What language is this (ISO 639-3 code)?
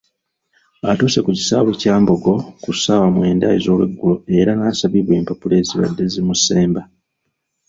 lug